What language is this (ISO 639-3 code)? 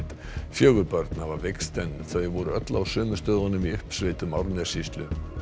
isl